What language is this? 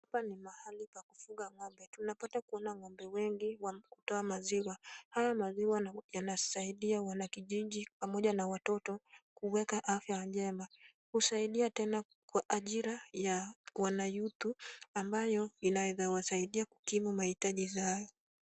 Swahili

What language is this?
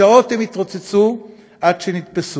Hebrew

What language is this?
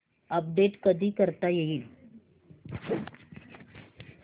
Marathi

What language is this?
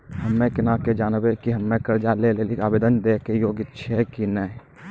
Maithili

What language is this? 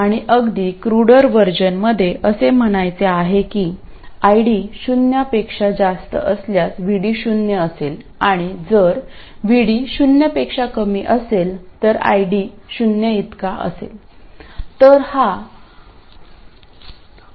Marathi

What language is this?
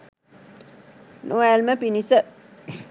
Sinhala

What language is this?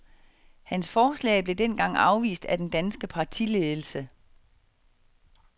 Danish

